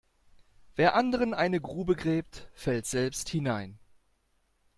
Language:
German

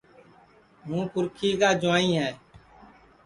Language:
Sansi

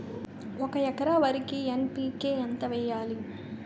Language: Telugu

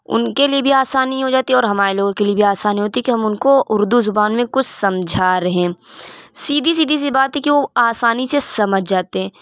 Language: Urdu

